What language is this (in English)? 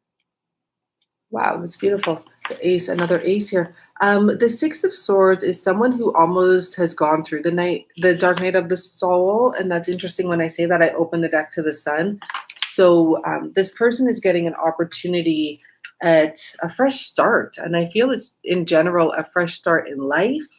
English